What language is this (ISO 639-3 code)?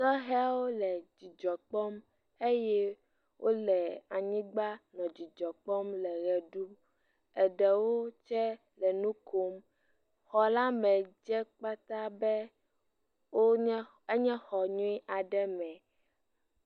ewe